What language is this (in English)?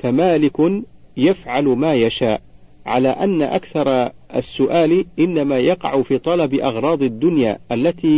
Arabic